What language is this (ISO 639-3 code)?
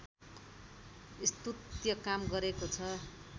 nep